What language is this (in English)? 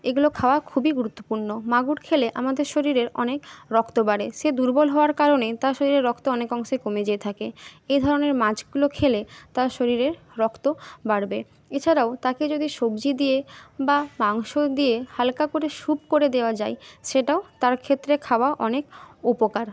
Bangla